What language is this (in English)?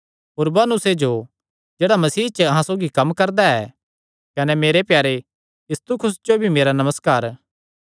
Kangri